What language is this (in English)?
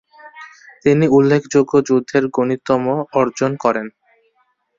Bangla